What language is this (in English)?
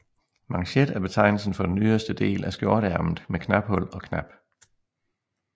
Danish